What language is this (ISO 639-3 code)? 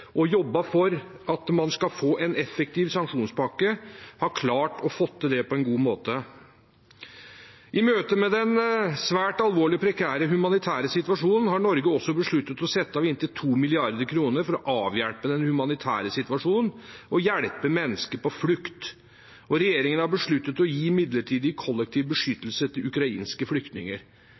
nob